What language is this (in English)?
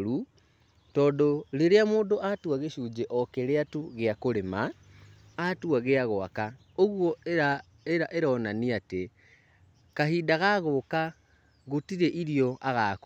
Kikuyu